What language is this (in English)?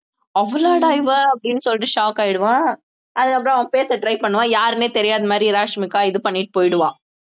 Tamil